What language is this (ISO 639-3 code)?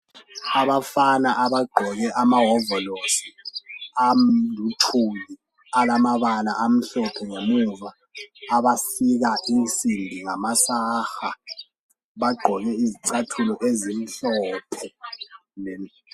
nde